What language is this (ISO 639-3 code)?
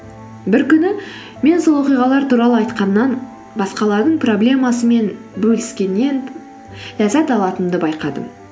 kaz